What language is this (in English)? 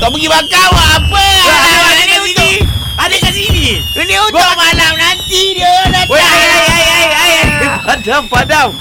Malay